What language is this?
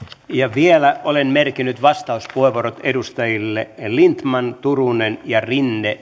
Finnish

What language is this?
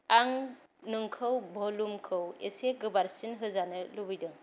Bodo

